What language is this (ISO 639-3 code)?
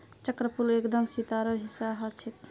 mag